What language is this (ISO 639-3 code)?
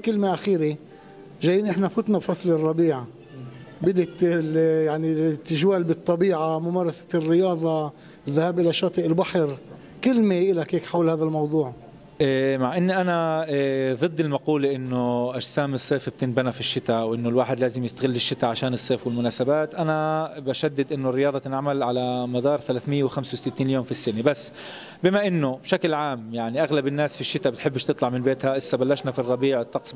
ara